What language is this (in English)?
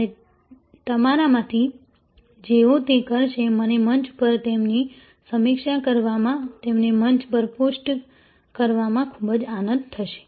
Gujarati